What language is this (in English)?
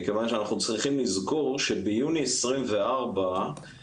Hebrew